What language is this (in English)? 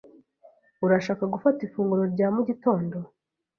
Kinyarwanda